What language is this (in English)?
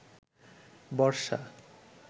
Bangla